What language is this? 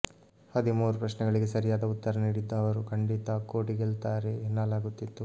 Kannada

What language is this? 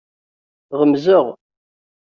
Kabyle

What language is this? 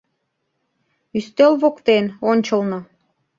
Mari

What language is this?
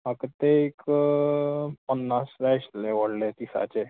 Konkani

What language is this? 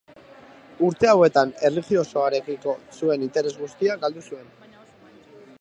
Basque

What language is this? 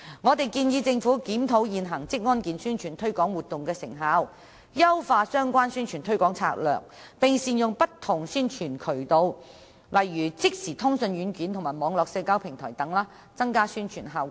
Cantonese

